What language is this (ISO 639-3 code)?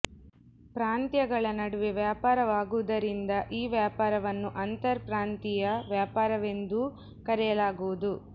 kan